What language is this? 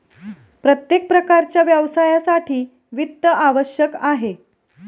Marathi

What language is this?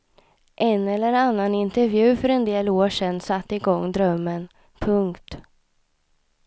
Swedish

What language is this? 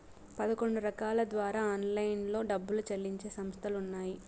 Telugu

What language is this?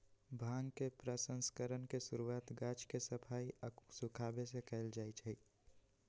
Magahi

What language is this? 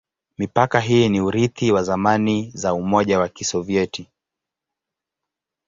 Swahili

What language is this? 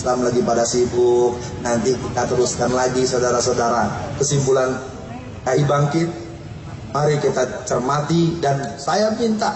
Indonesian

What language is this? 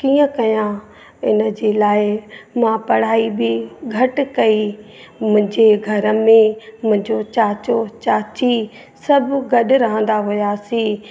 Sindhi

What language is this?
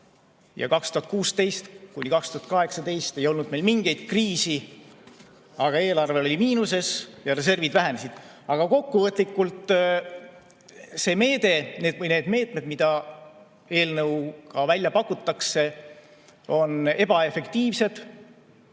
Estonian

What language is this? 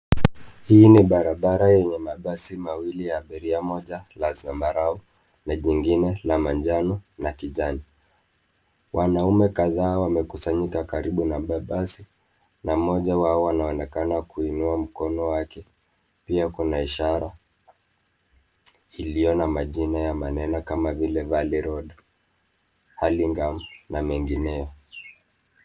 Swahili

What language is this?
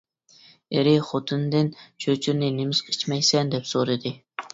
Uyghur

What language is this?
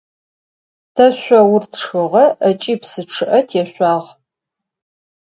Adyghe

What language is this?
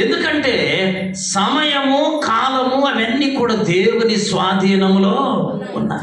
Korean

